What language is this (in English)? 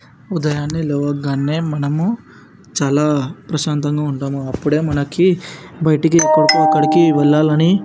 Telugu